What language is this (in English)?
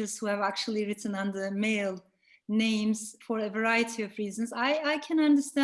English